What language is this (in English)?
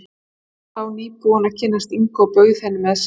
Icelandic